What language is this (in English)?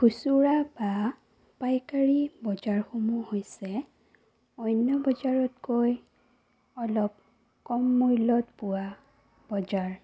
Assamese